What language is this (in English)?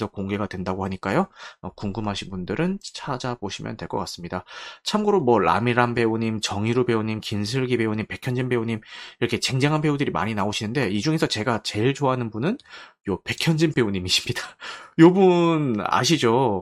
Korean